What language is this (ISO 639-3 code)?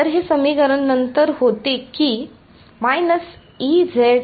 mar